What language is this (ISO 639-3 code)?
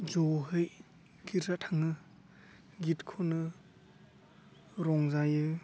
brx